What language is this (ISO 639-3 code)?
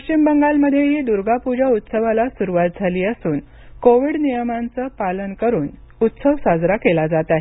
mar